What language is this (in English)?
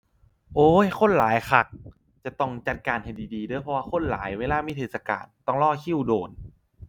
Thai